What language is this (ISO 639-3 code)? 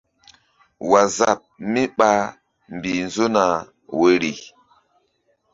mdd